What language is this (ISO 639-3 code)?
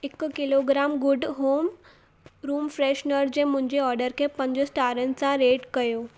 snd